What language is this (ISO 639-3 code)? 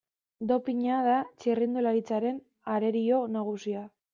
eus